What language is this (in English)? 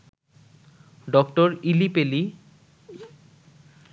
Bangla